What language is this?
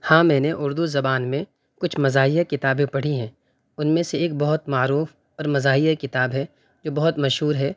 Urdu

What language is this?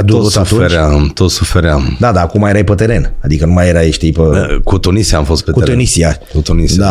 Romanian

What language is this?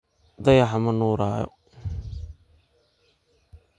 Somali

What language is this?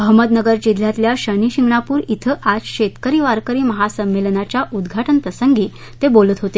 Marathi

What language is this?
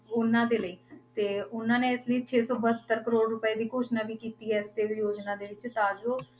Punjabi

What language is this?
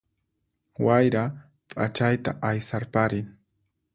Puno Quechua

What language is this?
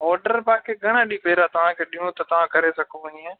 Sindhi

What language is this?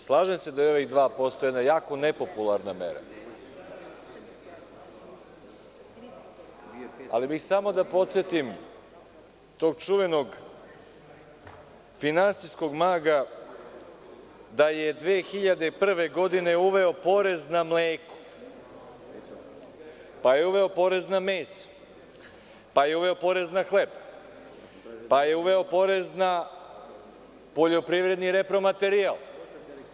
Serbian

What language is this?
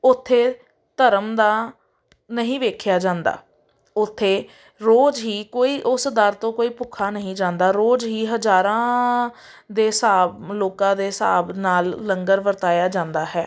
Punjabi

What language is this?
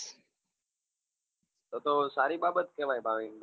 Gujarati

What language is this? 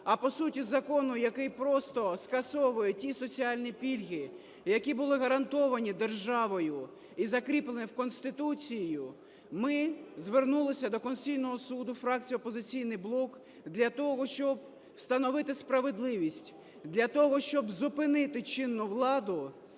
Ukrainian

